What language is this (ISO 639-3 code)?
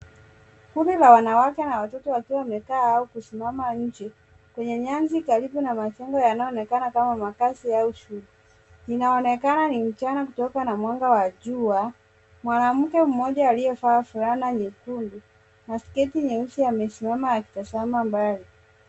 swa